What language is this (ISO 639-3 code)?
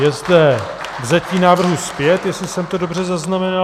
ces